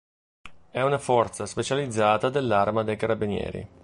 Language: Italian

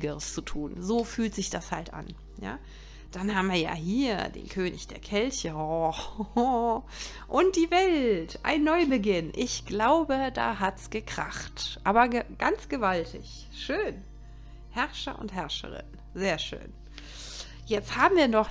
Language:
German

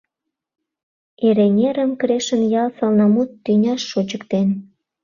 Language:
Mari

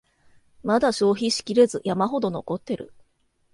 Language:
Japanese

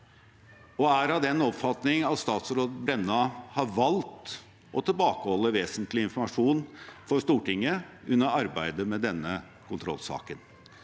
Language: Norwegian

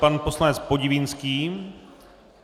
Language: Czech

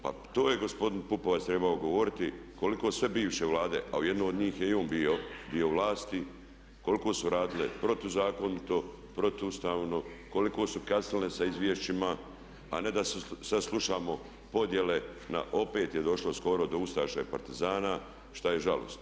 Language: Croatian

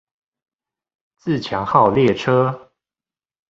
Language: Chinese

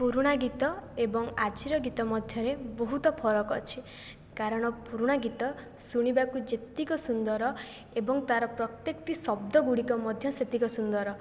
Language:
Odia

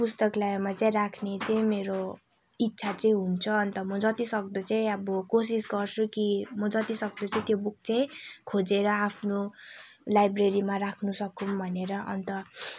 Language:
Nepali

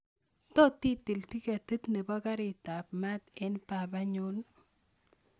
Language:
Kalenjin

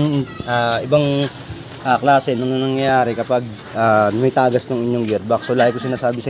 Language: Filipino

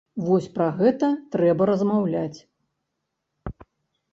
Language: Belarusian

